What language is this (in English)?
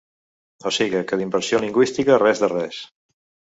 Catalan